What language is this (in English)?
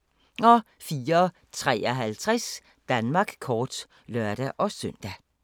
Danish